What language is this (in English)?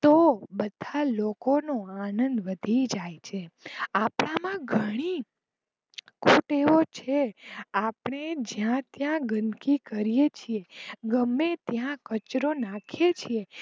Gujarati